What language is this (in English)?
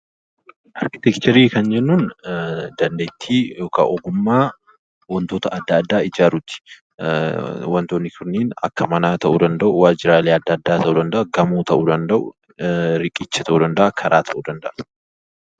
Oromo